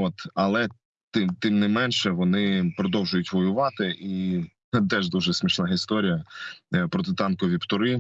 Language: Ukrainian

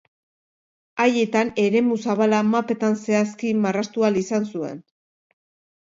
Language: Basque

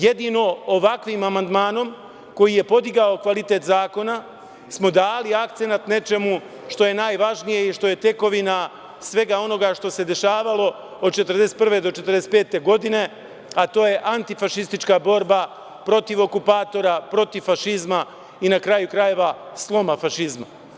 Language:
Serbian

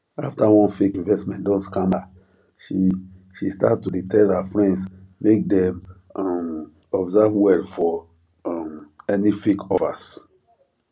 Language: Nigerian Pidgin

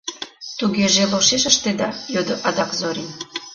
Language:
Mari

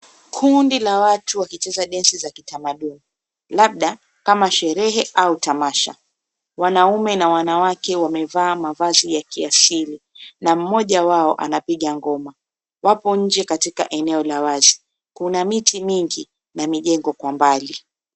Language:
Swahili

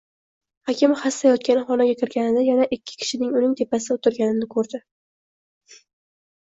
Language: Uzbek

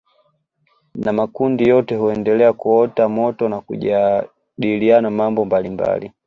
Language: Swahili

